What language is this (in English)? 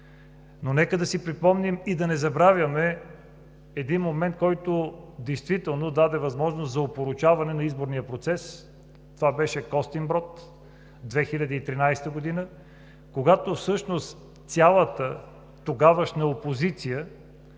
Bulgarian